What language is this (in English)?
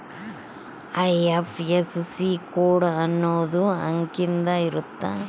Kannada